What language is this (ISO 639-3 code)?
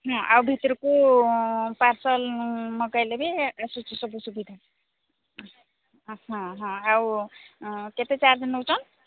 ori